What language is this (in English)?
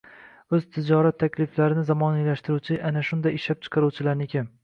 Uzbek